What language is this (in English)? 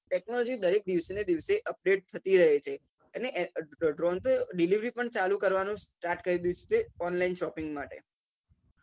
Gujarati